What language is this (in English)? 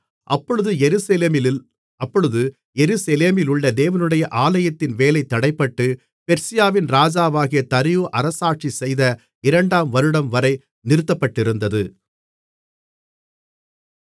Tamil